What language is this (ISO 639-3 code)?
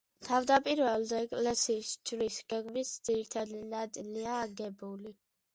kat